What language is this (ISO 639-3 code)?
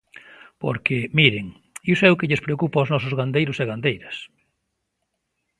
glg